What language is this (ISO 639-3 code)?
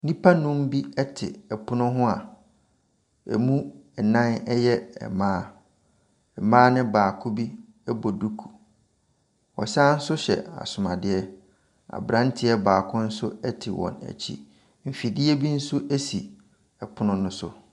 aka